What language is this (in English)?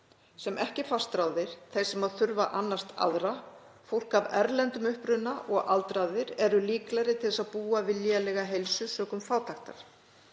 Icelandic